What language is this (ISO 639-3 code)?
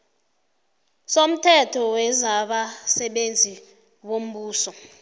nbl